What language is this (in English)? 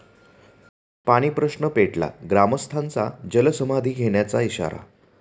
Marathi